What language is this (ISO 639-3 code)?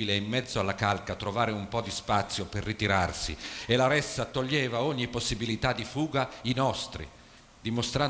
ita